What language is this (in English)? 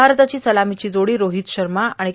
Marathi